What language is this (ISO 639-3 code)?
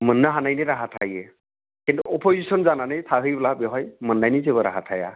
brx